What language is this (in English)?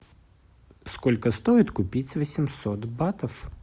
Russian